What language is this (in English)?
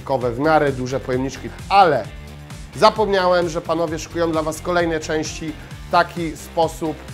Polish